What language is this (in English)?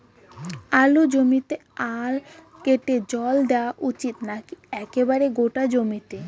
Bangla